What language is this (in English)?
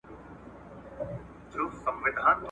Pashto